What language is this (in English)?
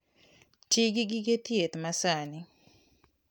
Luo (Kenya and Tanzania)